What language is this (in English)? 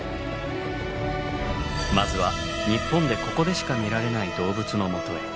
Japanese